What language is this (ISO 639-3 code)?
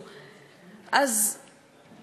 heb